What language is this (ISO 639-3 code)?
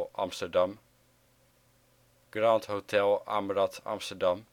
nld